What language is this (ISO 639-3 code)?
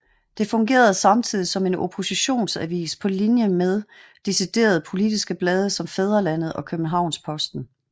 dan